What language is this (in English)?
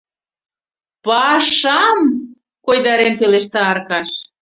Mari